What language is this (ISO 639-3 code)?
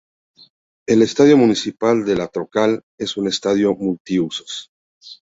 spa